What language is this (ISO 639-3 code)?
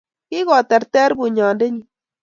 kln